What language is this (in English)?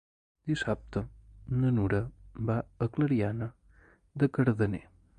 Catalan